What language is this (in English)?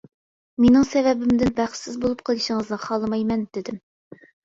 Uyghur